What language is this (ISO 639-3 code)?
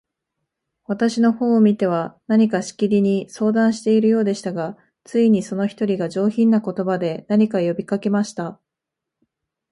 jpn